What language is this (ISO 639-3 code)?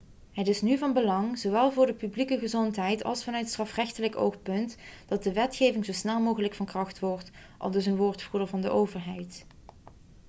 nld